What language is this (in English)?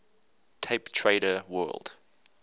English